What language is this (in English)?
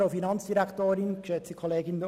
Swiss German